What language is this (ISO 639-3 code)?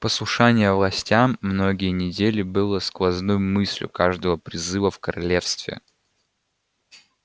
rus